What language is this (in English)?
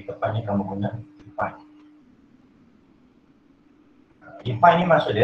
Malay